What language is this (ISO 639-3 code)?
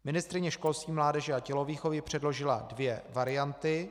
ces